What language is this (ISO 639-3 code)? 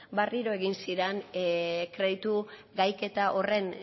eus